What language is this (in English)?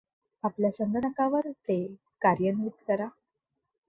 Marathi